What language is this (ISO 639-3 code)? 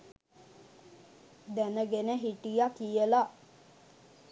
sin